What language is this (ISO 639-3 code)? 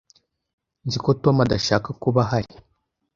kin